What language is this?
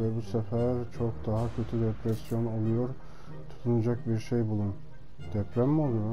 Turkish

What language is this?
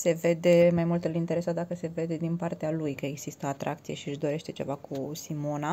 Romanian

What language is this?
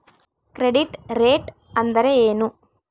Kannada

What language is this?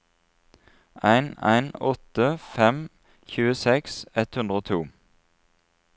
Norwegian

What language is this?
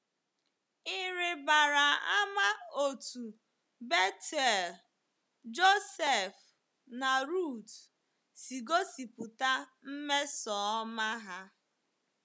Igbo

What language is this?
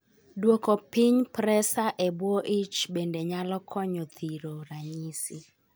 Luo (Kenya and Tanzania)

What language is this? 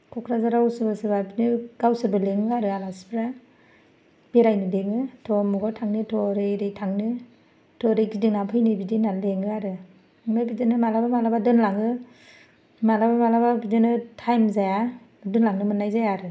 Bodo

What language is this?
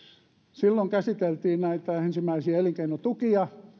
Finnish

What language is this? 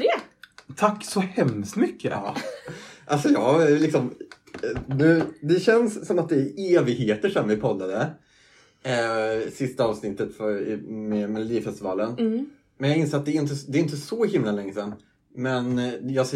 Swedish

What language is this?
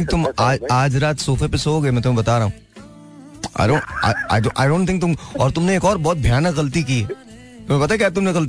Hindi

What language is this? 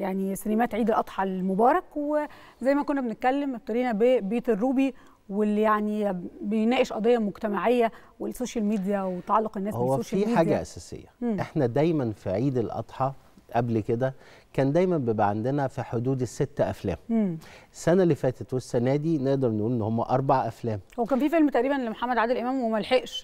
Arabic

